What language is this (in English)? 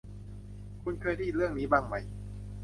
Thai